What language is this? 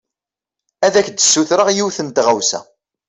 Kabyle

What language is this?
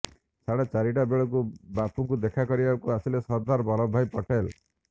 Odia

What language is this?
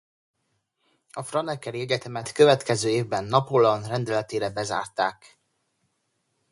Hungarian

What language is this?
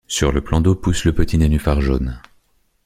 French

